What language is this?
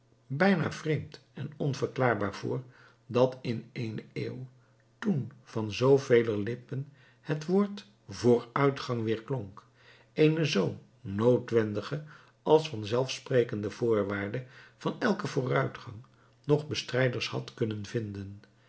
Dutch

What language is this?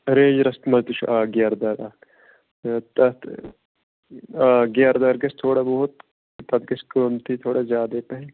Kashmiri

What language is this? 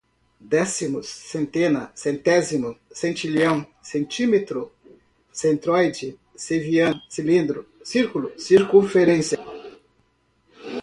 Portuguese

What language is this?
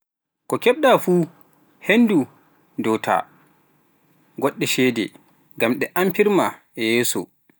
Pular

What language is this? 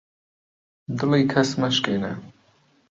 Central Kurdish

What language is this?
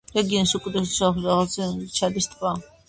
Georgian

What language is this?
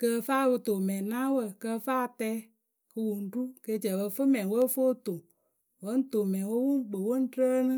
Akebu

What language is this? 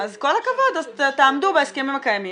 Hebrew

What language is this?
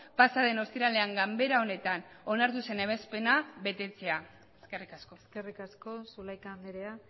Basque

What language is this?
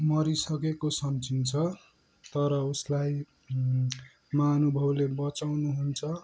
Nepali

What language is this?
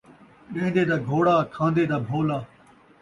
Saraiki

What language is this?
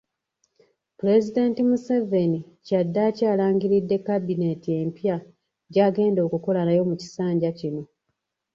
Ganda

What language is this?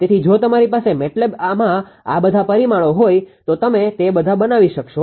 Gujarati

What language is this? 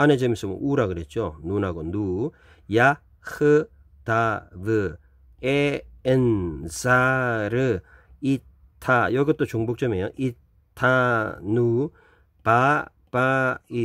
Korean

